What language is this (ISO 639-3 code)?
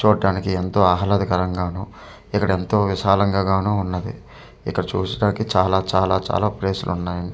tel